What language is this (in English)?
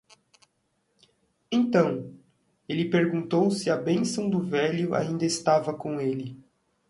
Portuguese